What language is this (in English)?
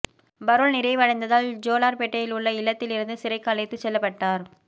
Tamil